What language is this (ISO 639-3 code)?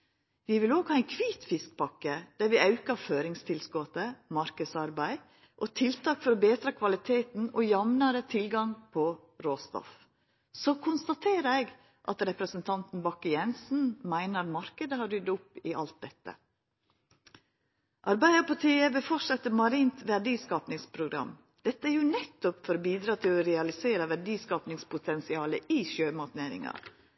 nno